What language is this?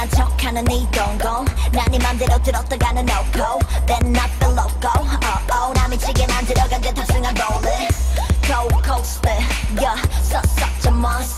Thai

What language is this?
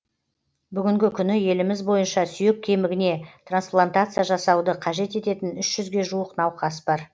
Kazakh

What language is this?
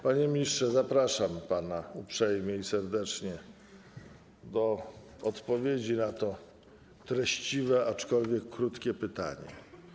Polish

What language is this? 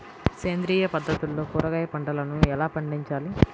Telugu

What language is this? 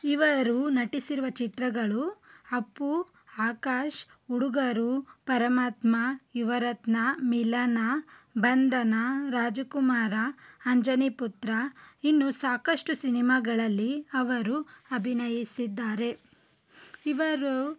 Kannada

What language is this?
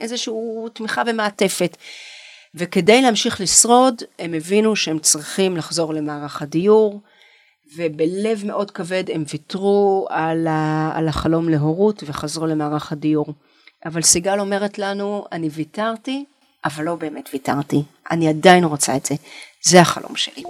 Hebrew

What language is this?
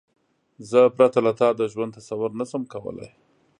Pashto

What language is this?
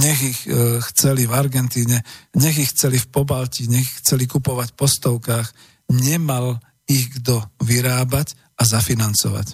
Slovak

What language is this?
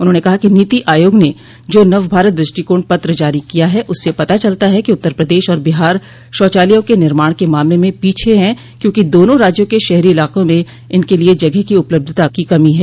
Hindi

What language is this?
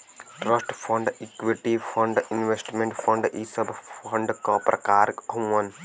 Bhojpuri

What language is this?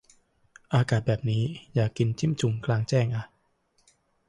Thai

